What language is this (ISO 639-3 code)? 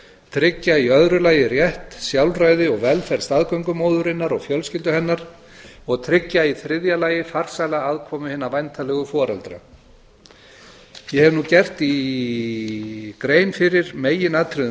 isl